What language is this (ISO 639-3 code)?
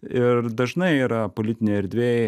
lit